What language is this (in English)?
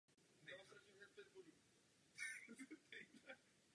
Czech